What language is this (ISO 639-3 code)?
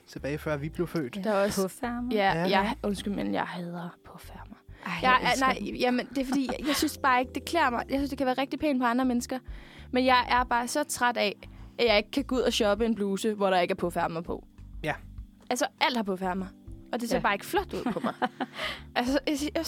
dan